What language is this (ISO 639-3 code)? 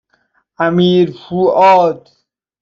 fas